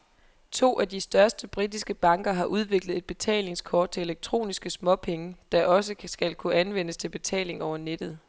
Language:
Danish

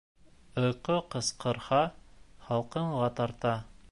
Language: Bashkir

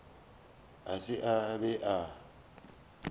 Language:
Northern Sotho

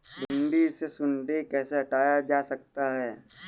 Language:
Hindi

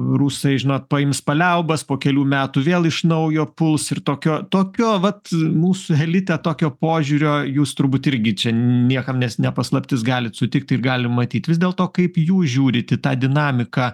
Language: Lithuanian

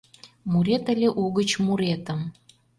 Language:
Mari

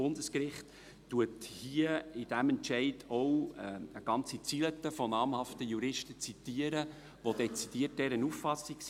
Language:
Swiss German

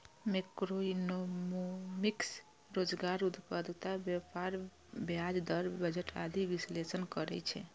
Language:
Maithili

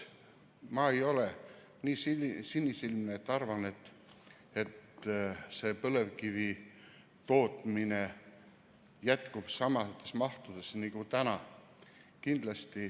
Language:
Estonian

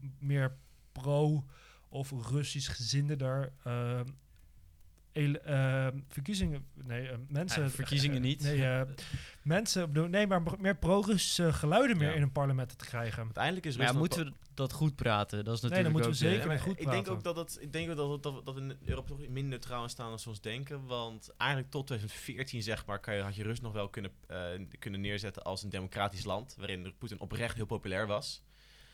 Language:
Dutch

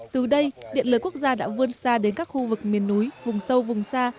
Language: Vietnamese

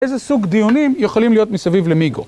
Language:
Hebrew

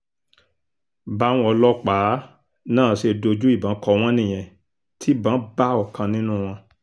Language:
Yoruba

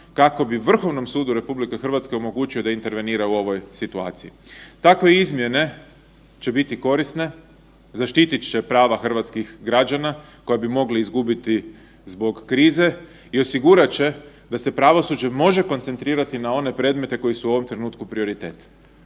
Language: Croatian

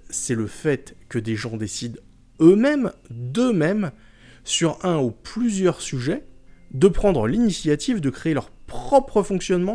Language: French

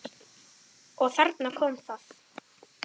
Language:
Icelandic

